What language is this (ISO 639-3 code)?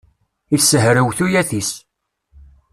kab